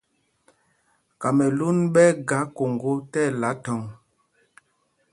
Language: Mpumpong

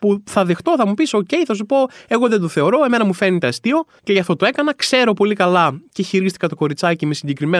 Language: Greek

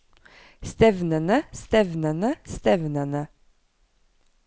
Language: Norwegian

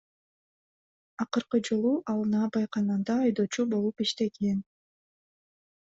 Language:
Kyrgyz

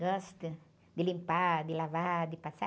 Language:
Portuguese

